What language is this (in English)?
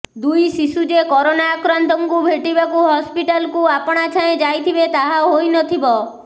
Odia